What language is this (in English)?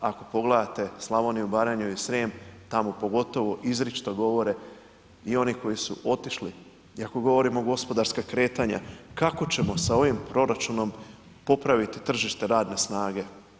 Croatian